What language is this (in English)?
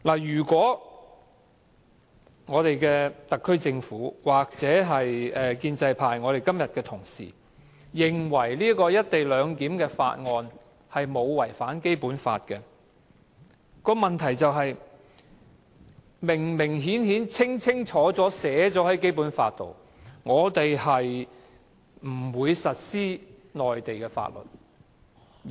Cantonese